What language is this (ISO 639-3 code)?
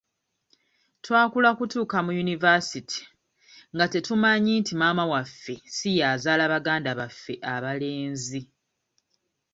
lug